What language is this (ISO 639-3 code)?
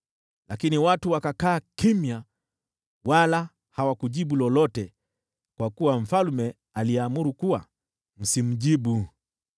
swa